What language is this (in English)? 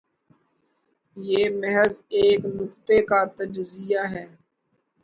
Urdu